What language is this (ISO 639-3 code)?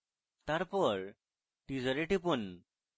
ben